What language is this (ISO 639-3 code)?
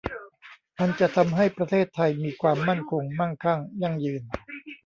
tha